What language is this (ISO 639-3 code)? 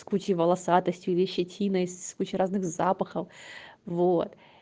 rus